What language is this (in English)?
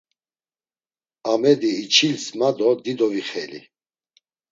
Laz